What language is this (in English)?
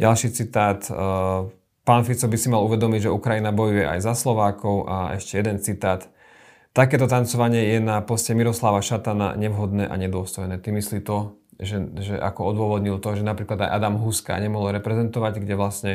Slovak